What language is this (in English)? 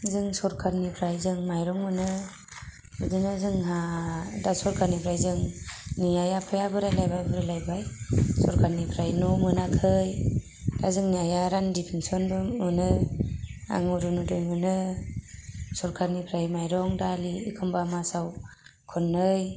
Bodo